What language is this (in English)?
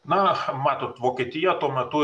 Lithuanian